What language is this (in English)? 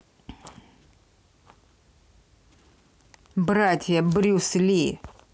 Russian